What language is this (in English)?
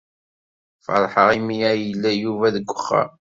Kabyle